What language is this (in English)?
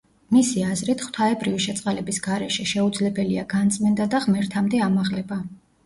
Georgian